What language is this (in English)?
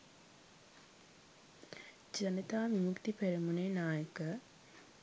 Sinhala